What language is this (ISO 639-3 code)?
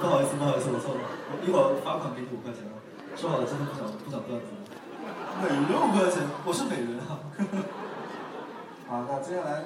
zho